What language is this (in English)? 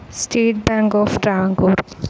Malayalam